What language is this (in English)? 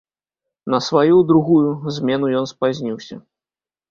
Belarusian